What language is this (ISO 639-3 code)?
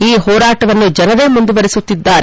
kan